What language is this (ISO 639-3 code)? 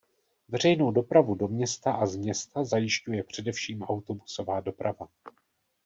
ces